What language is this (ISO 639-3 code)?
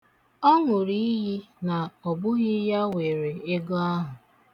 ibo